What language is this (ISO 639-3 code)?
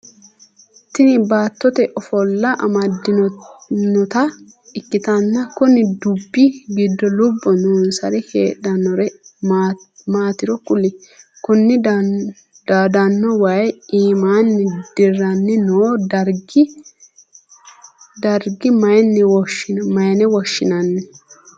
sid